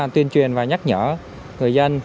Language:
Vietnamese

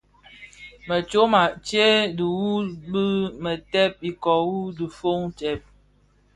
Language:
Bafia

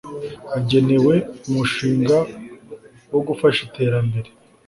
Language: Kinyarwanda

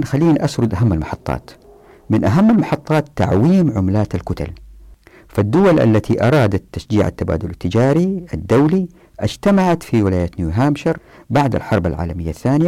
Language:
Arabic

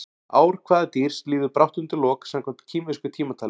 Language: Icelandic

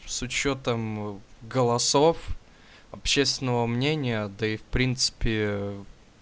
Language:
Russian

